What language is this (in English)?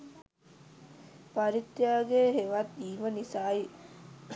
Sinhala